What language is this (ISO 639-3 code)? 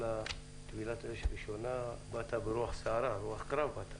heb